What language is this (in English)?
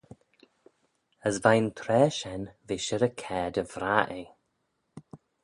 Manx